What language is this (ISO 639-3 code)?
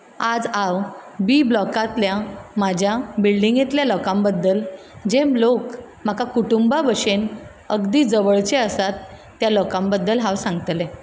kok